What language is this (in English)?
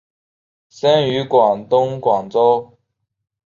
Chinese